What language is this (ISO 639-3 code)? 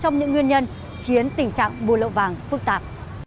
vie